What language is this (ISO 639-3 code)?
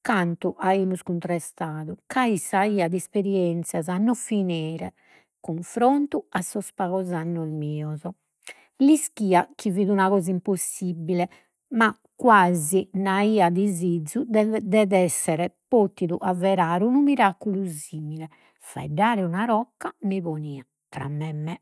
srd